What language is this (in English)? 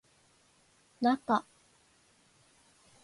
Japanese